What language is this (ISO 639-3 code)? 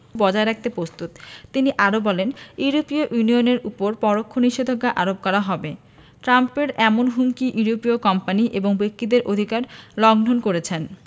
ben